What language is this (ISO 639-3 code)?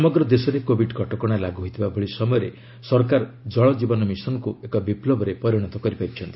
ori